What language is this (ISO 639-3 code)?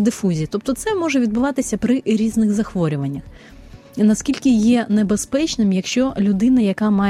ukr